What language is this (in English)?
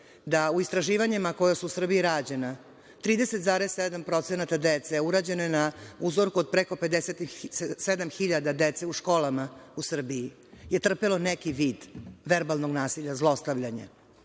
Serbian